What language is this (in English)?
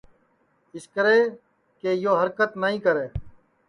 Sansi